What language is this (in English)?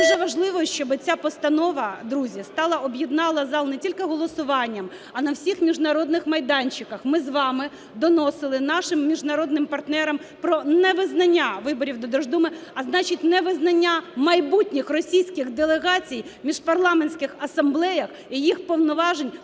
Ukrainian